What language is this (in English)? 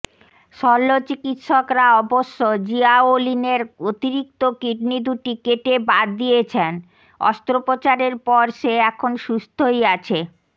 Bangla